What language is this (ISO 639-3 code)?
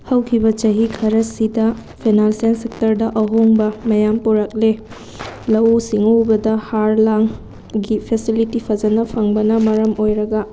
mni